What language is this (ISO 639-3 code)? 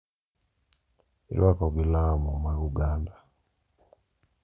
luo